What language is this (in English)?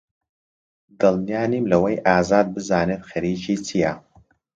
Central Kurdish